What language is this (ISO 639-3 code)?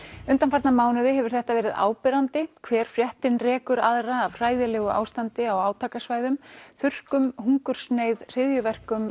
isl